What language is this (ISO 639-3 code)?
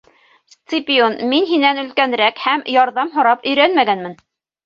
bak